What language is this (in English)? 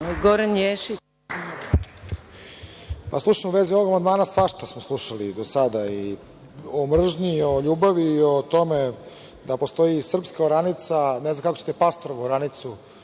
Serbian